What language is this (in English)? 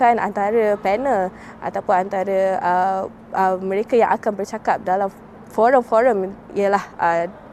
Malay